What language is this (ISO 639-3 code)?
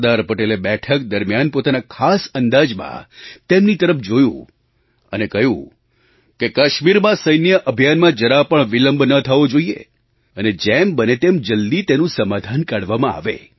guj